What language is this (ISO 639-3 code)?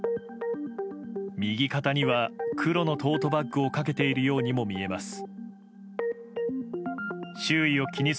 jpn